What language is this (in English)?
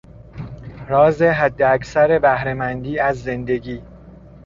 Persian